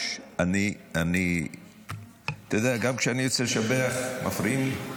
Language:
Hebrew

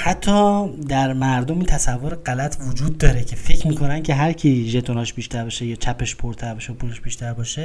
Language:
Persian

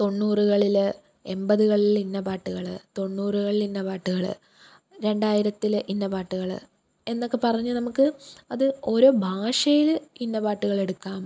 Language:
Malayalam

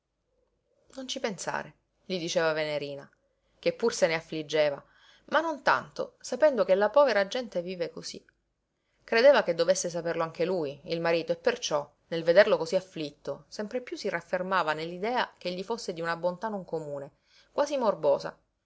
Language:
Italian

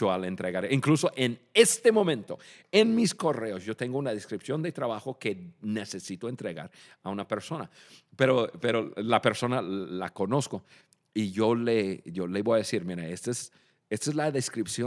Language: Spanish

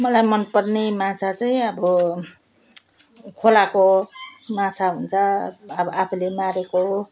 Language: Nepali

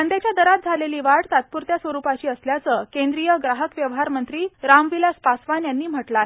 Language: Marathi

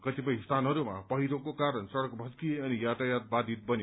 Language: Nepali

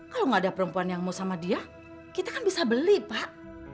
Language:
Indonesian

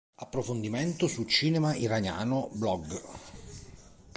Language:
Italian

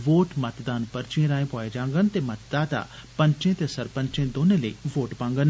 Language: Dogri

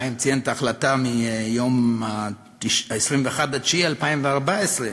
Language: Hebrew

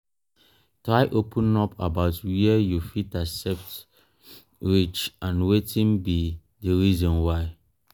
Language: Nigerian Pidgin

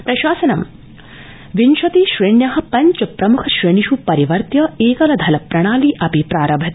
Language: Sanskrit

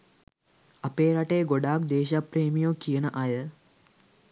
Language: Sinhala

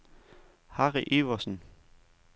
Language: Danish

